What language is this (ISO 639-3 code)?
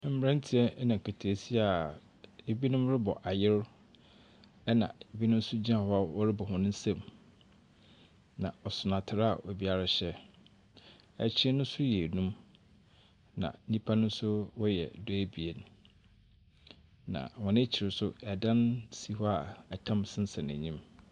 aka